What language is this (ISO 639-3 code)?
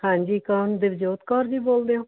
pan